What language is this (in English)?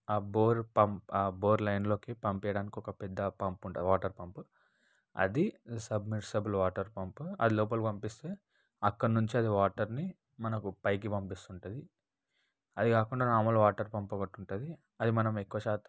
Telugu